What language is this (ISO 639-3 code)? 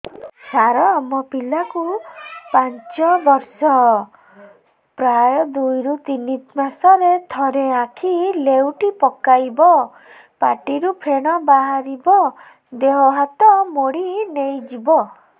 ori